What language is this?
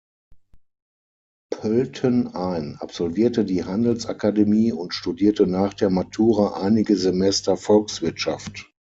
German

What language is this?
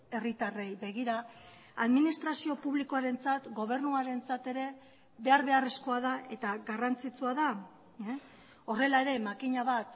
Basque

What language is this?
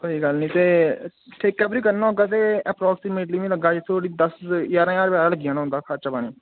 Dogri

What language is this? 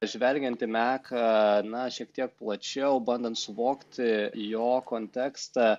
Lithuanian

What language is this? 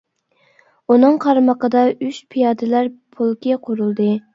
Uyghur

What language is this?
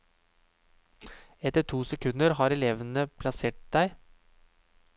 Norwegian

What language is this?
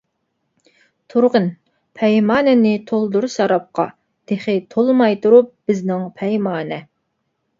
Uyghur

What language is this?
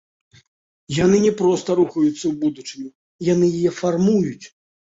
Belarusian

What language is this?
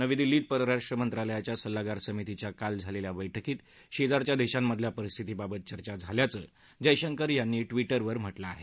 Marathi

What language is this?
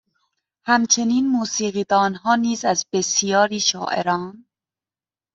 Persian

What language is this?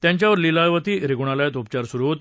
Marathi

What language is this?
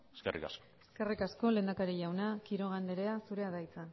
Basque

